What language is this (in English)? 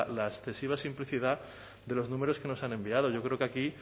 Spanish